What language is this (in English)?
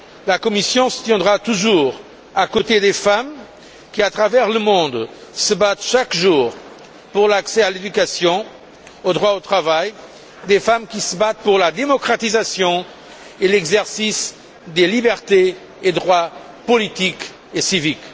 French